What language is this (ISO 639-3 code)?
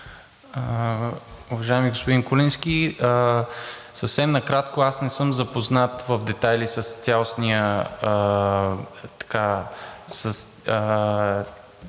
bul